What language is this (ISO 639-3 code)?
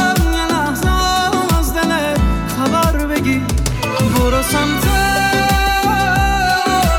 fas